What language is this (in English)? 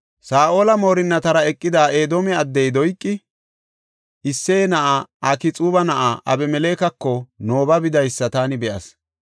Gofa